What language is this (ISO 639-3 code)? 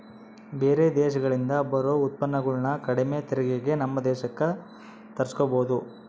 kan